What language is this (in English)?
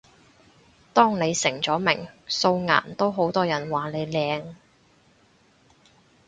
Cantonese